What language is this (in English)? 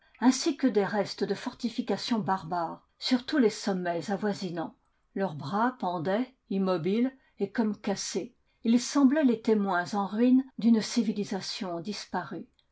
French